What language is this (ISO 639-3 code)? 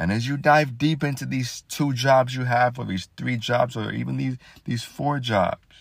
eng